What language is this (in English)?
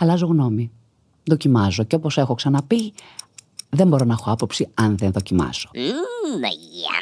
Greek